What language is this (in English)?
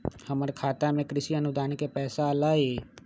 Magahi